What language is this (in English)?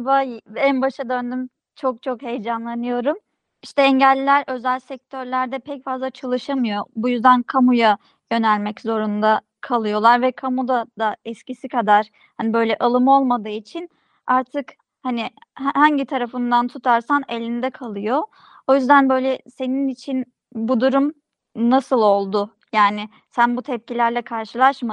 Turkish